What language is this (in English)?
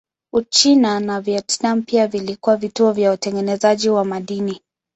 Swahili